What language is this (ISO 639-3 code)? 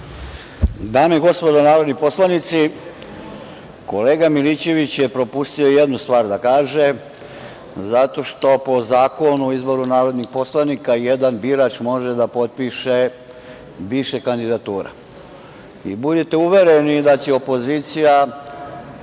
srp